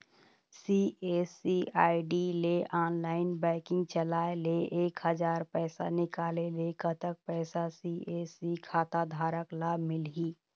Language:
Chhattisgarhi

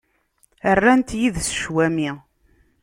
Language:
Kabyle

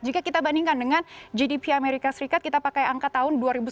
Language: Indonesian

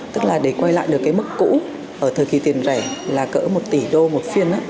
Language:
Vietnamese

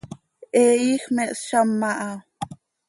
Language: Seri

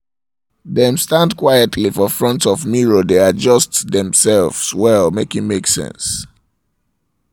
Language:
Nigerian Pidgin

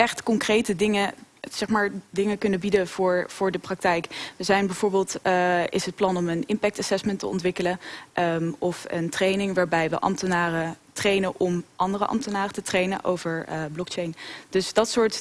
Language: Dutch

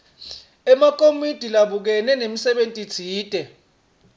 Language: Swati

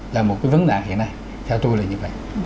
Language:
Vietnamese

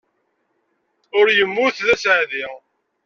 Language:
Kabyle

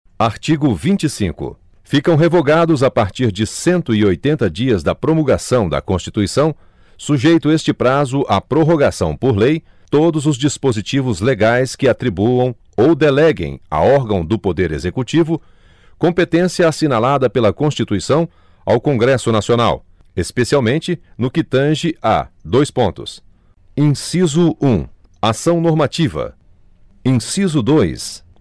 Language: Portuguese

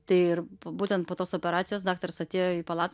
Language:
Lithuanian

